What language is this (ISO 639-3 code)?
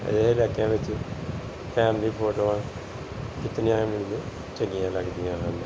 pan